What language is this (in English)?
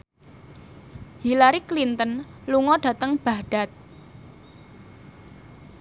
Javanese